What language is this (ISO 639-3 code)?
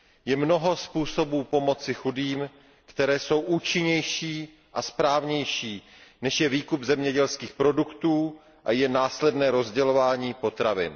ces